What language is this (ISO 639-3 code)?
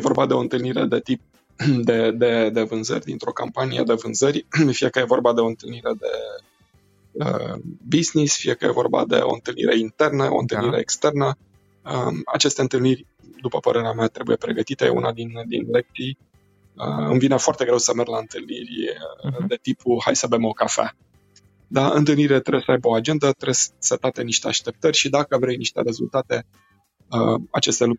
ron